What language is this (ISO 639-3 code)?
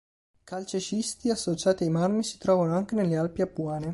ita